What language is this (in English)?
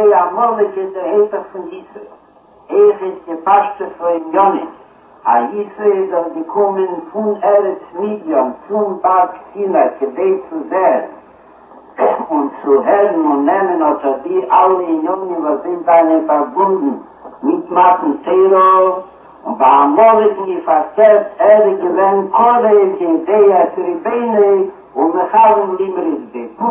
Hebrew